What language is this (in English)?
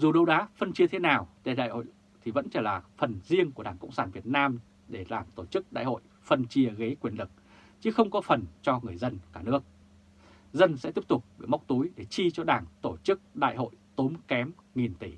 Vietnamese